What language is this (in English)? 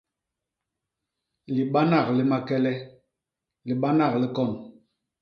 Basaa